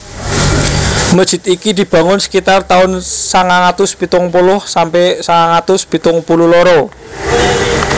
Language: Javanese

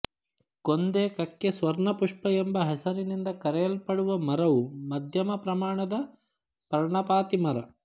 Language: Kannada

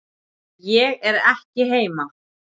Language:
Icelandic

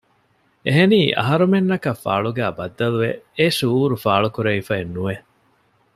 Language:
Divehi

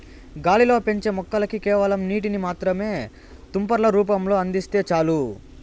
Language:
Telugu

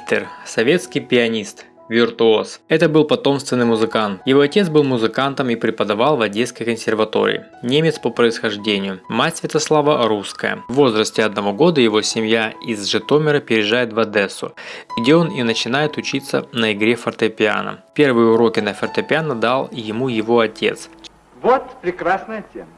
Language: Russian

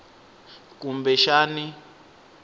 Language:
Tsonga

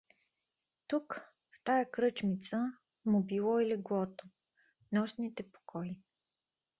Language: Bulgarian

